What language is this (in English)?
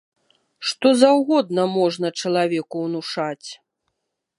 Belarusian